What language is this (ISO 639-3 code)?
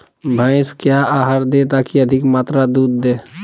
mag